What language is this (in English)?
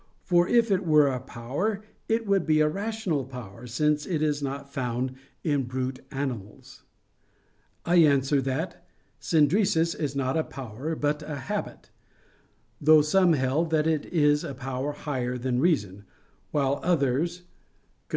English